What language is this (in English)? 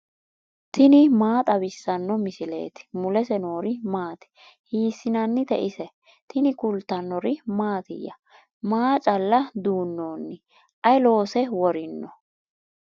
Sidamo